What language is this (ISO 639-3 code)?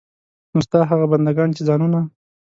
pus